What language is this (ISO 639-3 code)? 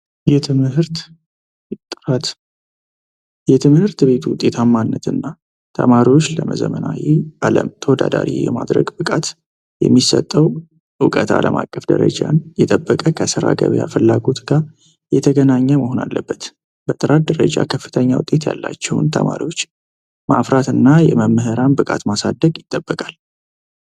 amh